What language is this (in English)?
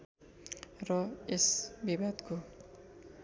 Nepali